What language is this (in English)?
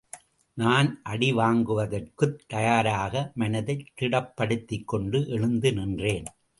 Tamil